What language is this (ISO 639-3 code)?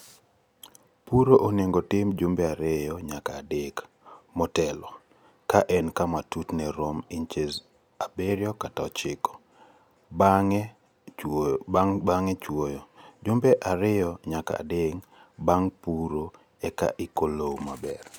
luo